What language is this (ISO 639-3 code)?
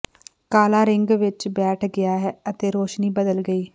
pan